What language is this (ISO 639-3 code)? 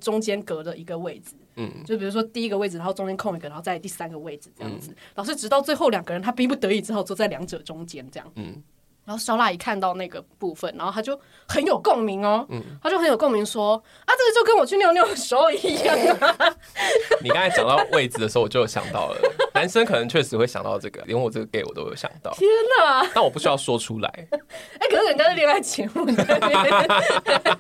zho